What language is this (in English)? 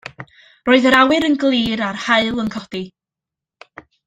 Welsh